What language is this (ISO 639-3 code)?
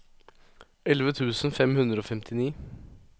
nor